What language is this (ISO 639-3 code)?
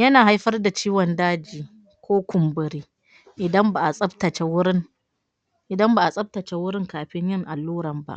hau